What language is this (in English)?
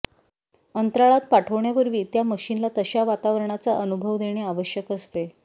Marathi